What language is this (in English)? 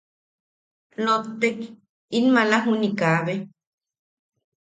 Yaqui